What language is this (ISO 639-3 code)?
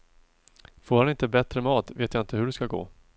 swe